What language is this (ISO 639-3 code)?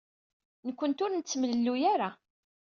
kab